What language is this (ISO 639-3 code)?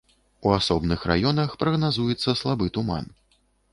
bel